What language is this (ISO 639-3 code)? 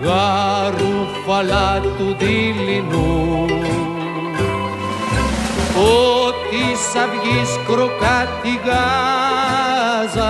ell